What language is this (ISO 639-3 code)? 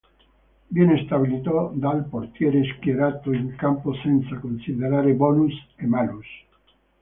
ita